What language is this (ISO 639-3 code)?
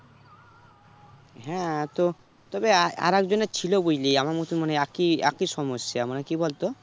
ben